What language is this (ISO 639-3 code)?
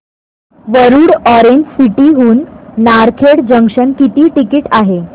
mar